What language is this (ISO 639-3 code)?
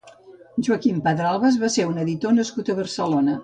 cat